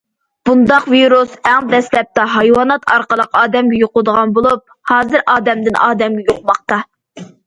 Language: Uyghur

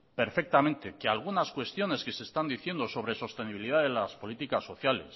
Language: Spanish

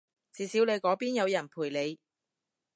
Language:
Cantonese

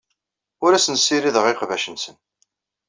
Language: Kabyle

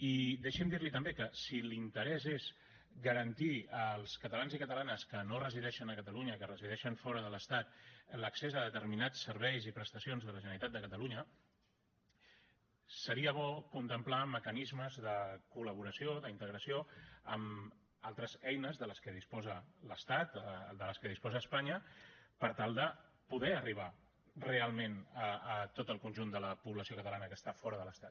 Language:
Catalan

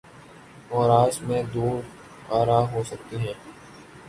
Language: Urdu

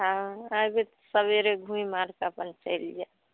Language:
Maithili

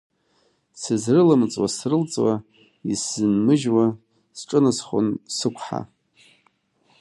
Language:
Abkhazian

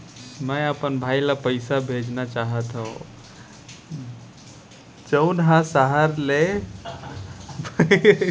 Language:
Chhattisgarhi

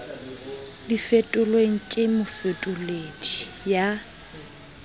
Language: Southern Sotho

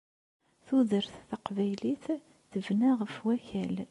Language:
Kabyle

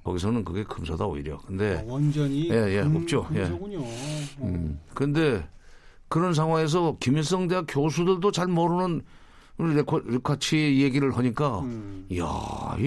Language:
Korean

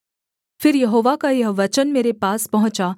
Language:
Hindi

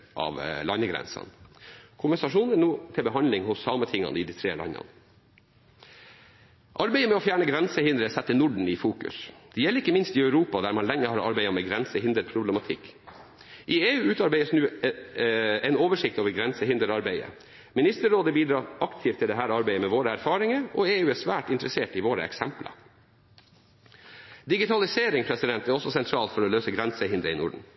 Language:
Norwegian Bokmål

